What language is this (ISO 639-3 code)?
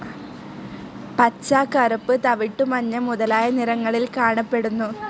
mal